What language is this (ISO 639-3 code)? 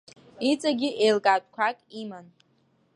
abk